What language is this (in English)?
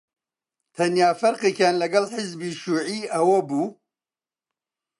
Central Kurdish